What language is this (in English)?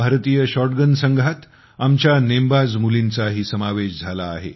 Marathi